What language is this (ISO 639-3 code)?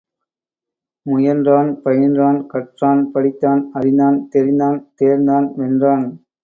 tam